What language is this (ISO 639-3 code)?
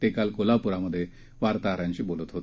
mar